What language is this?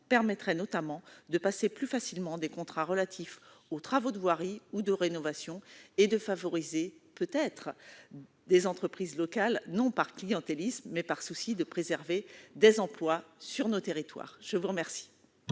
French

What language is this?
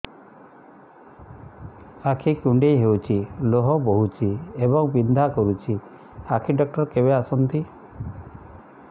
Odia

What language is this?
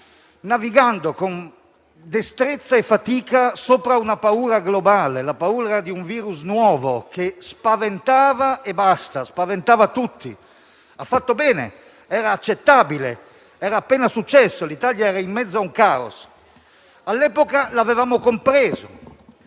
Italian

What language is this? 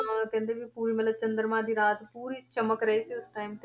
Punjabi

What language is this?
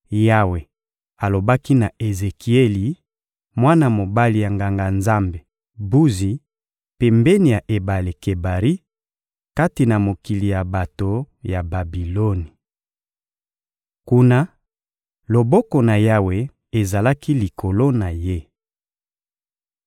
Lingala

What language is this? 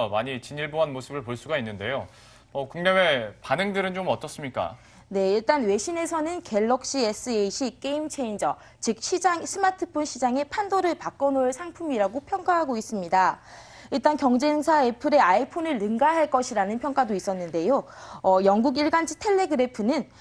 Korean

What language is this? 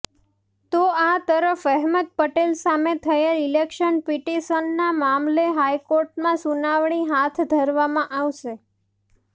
Gujarati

